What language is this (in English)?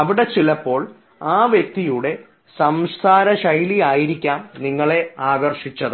Malayalam